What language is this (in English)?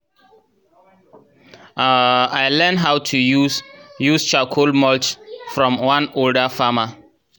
Nigerian Pidgin